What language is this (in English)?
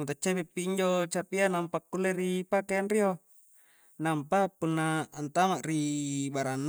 Coastal Konjo